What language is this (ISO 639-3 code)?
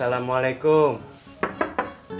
ind